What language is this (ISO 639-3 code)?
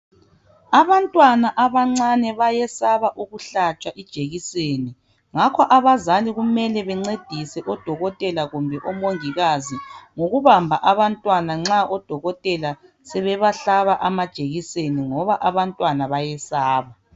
nde